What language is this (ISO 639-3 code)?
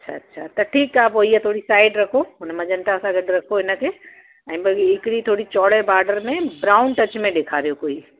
snd